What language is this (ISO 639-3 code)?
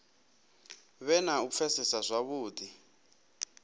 ven